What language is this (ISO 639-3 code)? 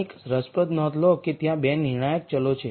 guj